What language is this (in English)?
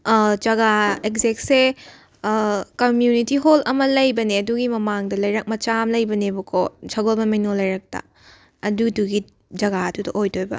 Manipuri